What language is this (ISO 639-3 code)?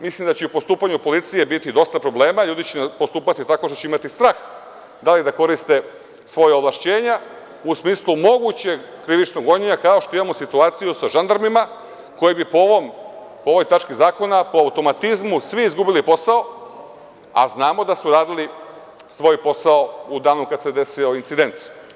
srp